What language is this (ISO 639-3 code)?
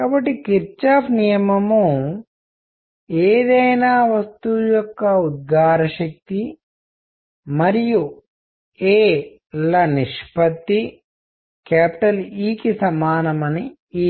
tel